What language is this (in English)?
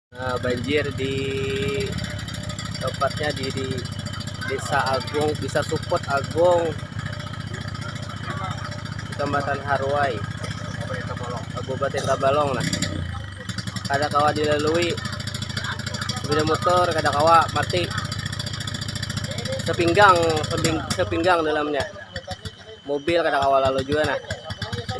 Indonesian